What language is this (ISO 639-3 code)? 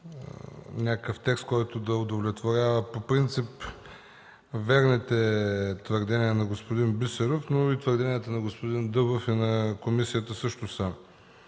bul